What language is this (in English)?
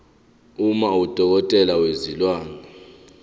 Zulu